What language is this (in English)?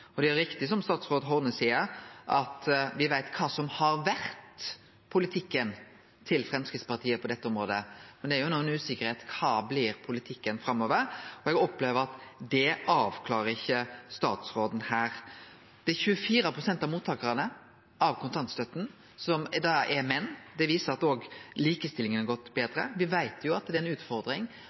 Norwegian Nynorsk